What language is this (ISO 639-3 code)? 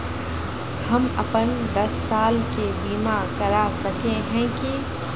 mag